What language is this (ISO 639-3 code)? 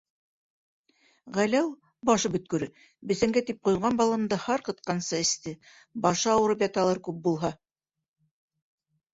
bak